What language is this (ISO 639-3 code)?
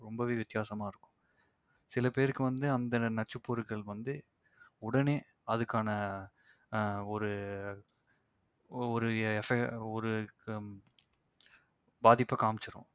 tam